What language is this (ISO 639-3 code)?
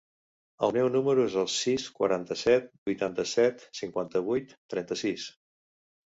cat